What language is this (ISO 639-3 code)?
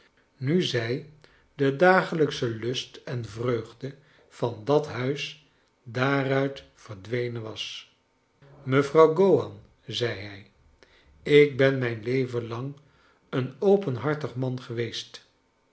nld